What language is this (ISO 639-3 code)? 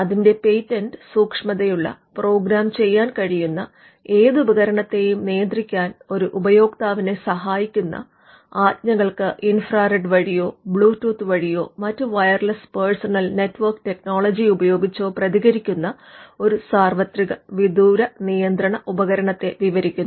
mal